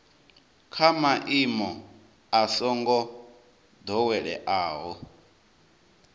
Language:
Venda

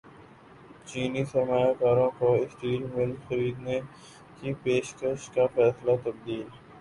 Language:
Urdu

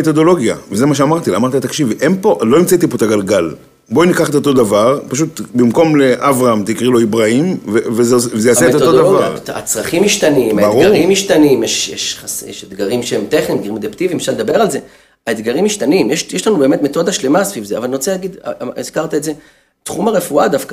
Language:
Hebrew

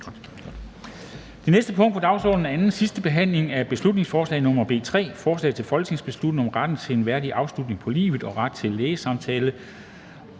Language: Danish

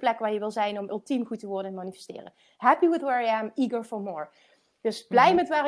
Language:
Dutch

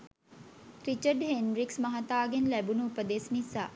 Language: Sinhala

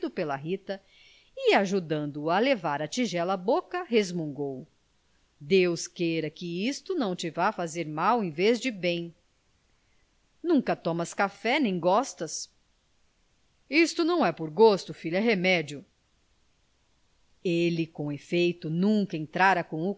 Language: Portuguese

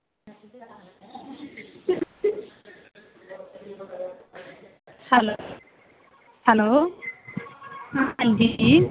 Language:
Dogri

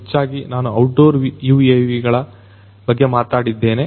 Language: Kannada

